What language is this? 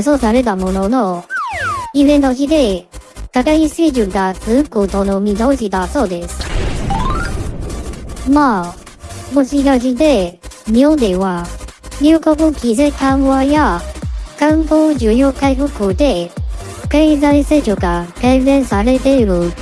Japanese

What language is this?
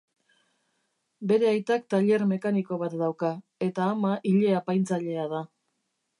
Basque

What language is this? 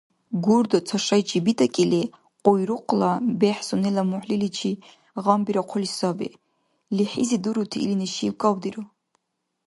Dargwa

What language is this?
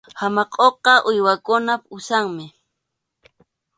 Arequipa-La Unión Quechua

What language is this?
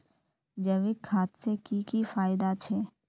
Magahi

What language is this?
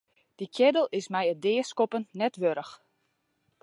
Western Frisian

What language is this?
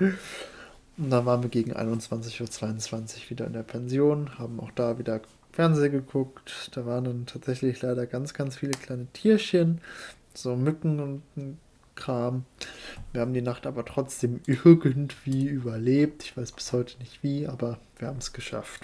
German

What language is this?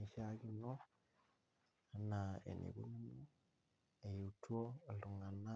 Masai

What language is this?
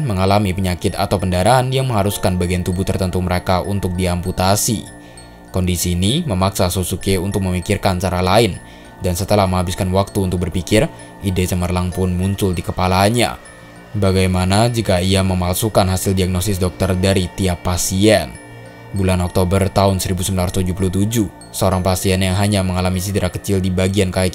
Indonesian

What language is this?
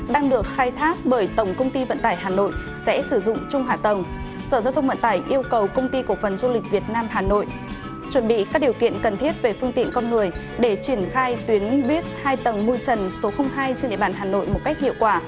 Vietnamese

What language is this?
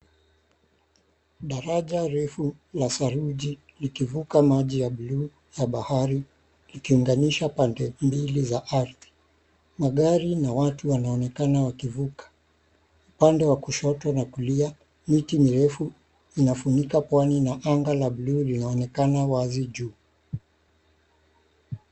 Swahili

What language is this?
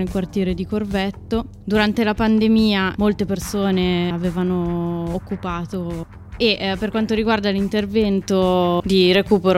Italian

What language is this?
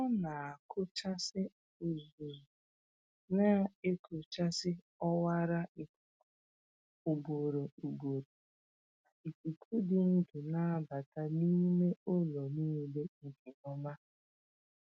Igbo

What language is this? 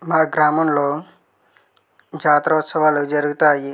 Telugu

